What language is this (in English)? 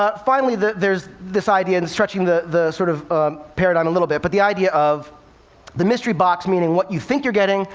English